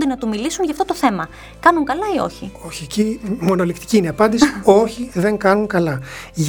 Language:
Greek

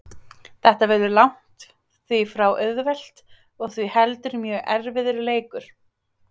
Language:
Icelandic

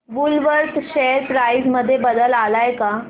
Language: Marathi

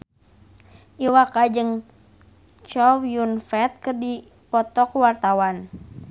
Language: Sundanese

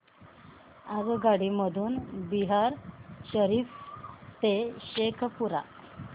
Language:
Marathi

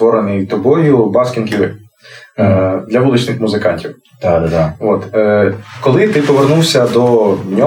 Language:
Ukrainian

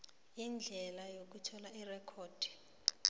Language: South Ndebele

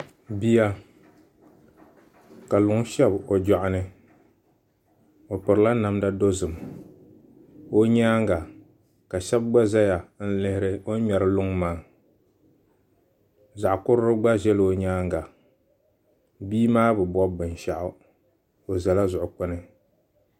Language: Dagbani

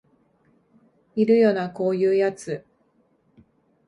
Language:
Japanese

